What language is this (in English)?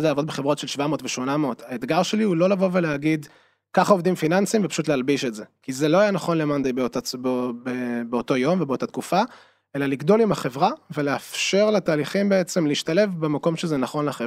Hebrew